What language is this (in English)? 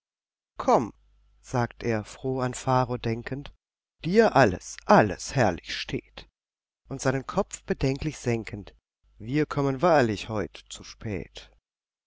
German